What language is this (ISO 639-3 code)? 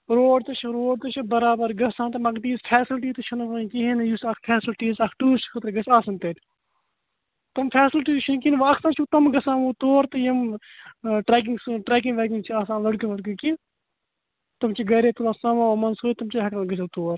kas